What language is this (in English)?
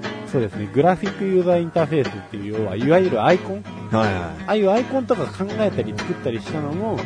Japanese